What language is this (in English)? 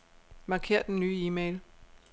Danish